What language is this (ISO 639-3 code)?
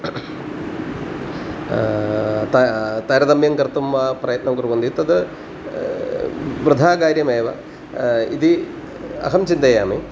san